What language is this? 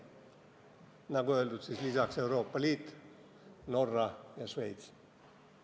Estonian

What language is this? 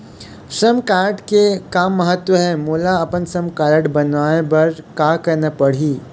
Chhattisgarhi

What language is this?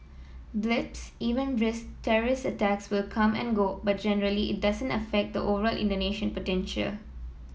English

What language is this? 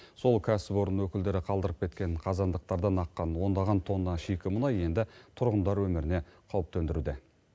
Kazakh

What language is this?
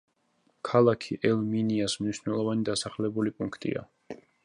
Georgian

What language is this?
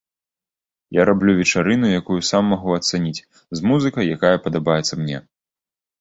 Belarusian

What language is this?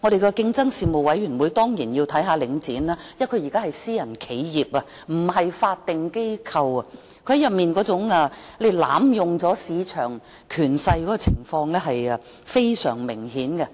Cantonese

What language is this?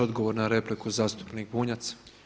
Croatian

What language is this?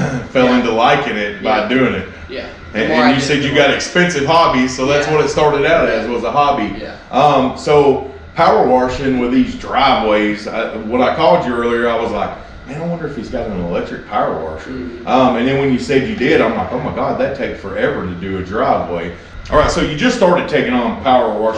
English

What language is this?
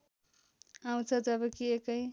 Nepali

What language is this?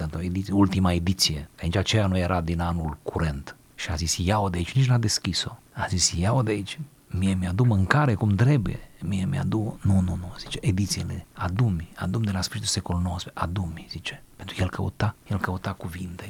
Romanian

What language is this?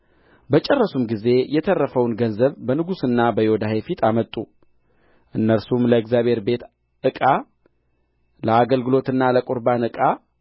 Amharic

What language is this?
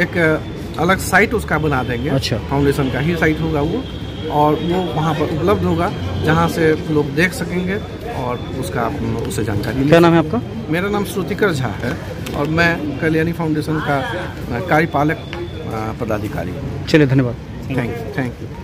Hindi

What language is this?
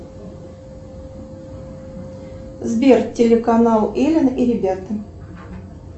Russian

